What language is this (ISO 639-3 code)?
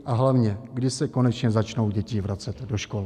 ces